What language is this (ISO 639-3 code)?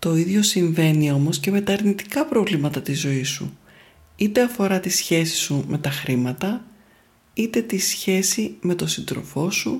ell